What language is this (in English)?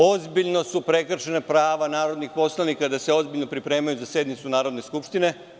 Serbian